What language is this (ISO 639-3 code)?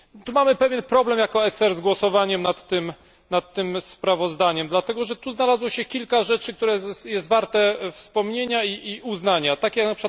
pol